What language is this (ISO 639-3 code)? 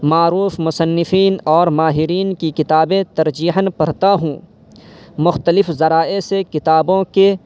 urd